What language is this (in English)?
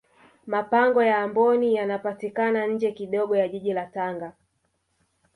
Swahili